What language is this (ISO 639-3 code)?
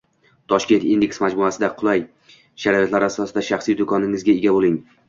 uzb